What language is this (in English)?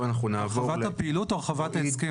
Hebrew